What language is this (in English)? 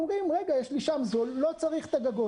Hebrew